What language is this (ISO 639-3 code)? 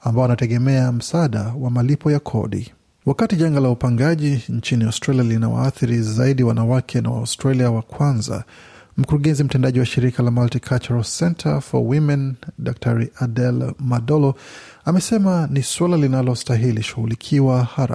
swa